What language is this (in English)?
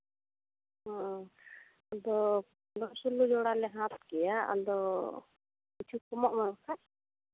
Santali